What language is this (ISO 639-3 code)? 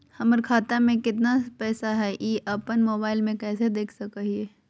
mag